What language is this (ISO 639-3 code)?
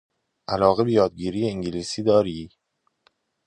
fas